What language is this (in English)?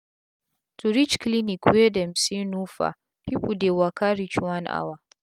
Nigerian Pidgin